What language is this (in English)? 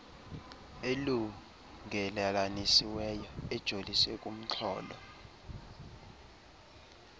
Xhosa